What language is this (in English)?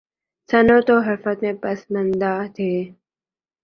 Urdu